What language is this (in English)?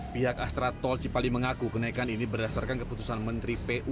Indonesian